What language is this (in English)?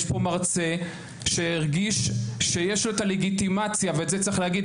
Hebrew